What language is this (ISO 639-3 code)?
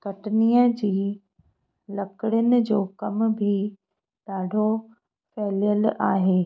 snd